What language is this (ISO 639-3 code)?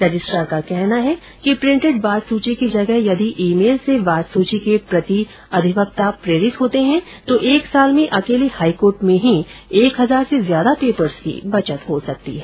hin